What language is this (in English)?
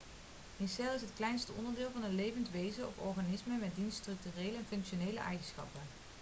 Dutch